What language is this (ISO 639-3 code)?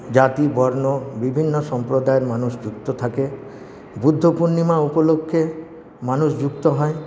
ben